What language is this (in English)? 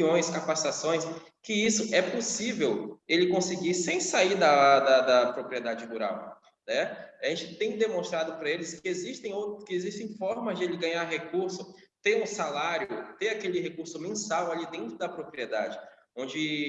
Portuguese